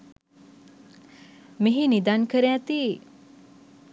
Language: Sinhala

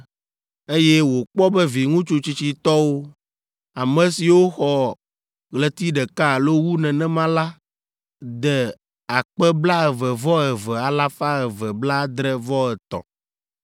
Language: Ewe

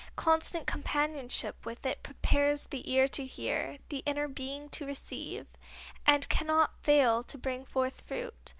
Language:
English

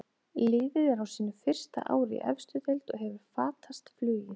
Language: Icelandic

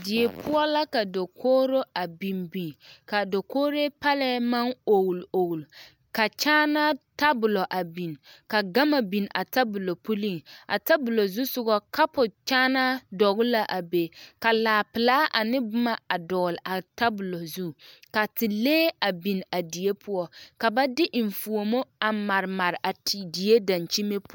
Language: Southern Dagaare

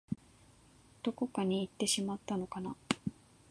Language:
Japanese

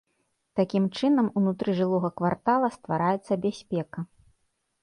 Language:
Belarusian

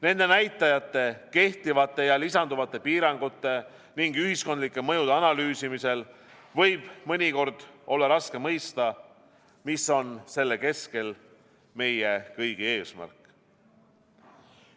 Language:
Estonian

